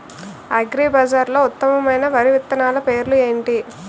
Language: Telugu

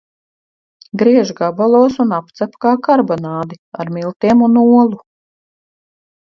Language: Latvian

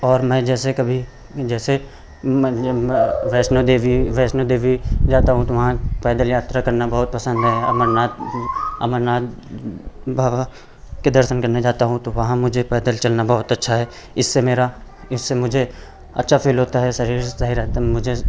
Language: Hindi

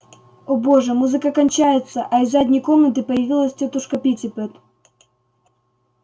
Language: Russian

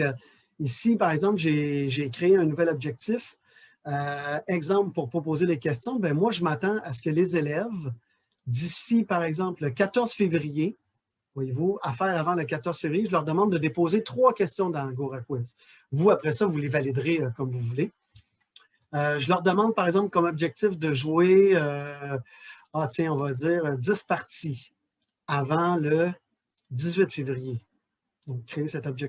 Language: French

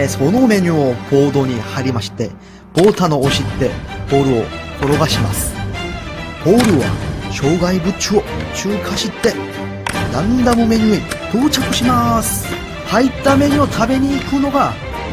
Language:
Japanese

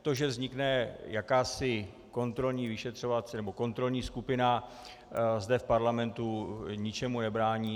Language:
Czech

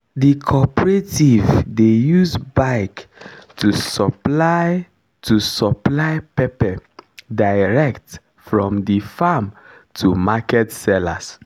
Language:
Nigerian Pidgin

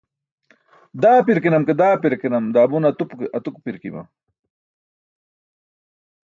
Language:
Burushaski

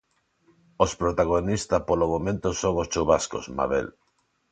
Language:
Galician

